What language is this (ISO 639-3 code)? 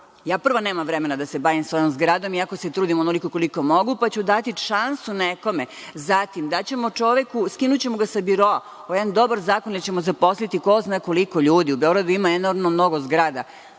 srp